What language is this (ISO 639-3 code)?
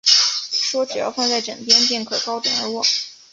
zho